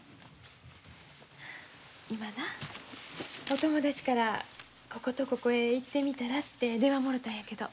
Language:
Japanese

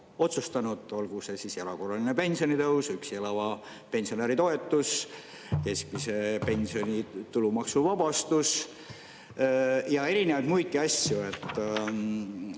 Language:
Estonian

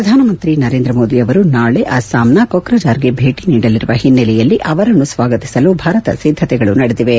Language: Kannada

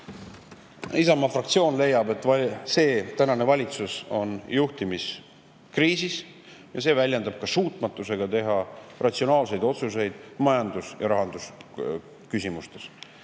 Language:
Estonian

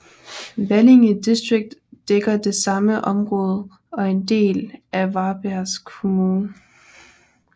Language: Danish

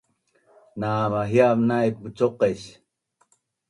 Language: Bunun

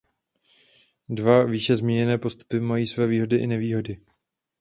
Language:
Czech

